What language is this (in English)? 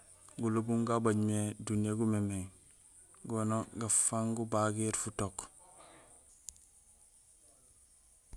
Gusilay